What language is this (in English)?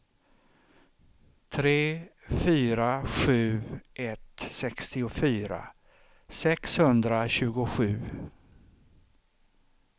Swedish